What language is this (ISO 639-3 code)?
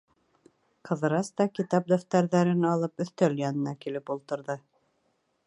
bak